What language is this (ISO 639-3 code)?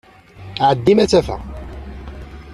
kab